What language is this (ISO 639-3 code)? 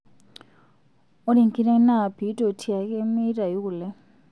mas